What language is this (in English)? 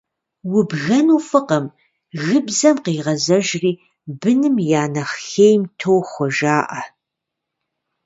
Kabardian